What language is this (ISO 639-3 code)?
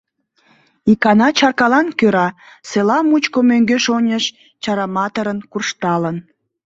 chm